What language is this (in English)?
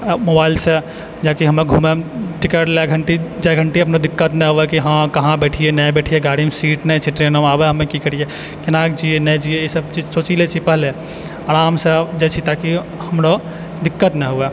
Maithili